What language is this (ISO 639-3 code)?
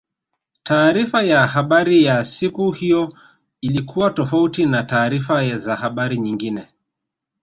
swa